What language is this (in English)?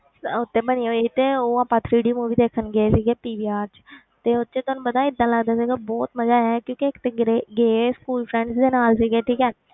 Punjabi